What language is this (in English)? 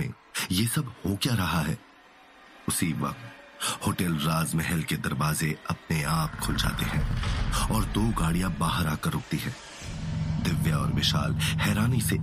Hindi